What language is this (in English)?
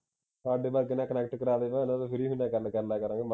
Punjabi